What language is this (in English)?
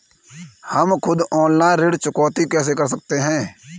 Hindi